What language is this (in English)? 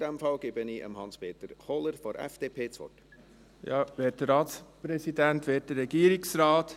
Swiss German